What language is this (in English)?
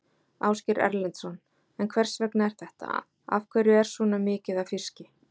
Icelandic